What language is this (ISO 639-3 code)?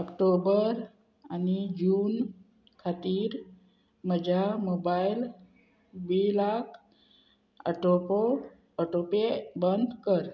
kok